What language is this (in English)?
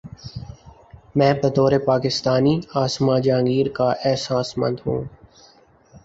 Urdu